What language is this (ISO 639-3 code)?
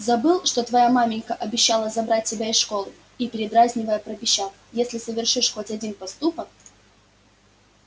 rus